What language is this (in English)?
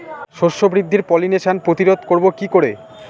Bangla